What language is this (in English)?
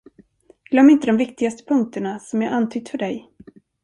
Swedish